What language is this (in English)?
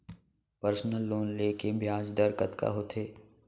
Chhattisgarhi